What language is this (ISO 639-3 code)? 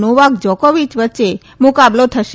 guj